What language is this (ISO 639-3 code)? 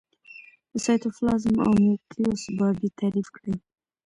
pus